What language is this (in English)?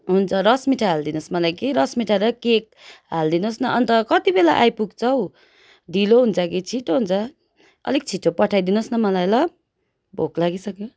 Nepali